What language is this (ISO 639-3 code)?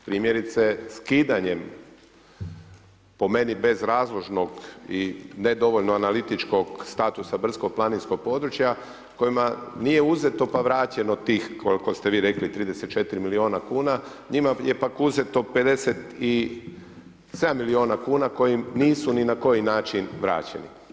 hrv